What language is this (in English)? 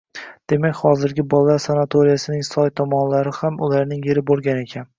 Uzbek